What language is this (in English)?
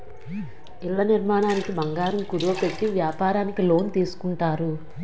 Telugu